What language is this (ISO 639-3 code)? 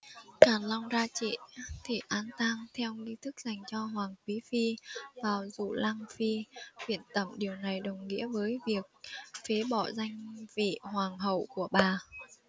vie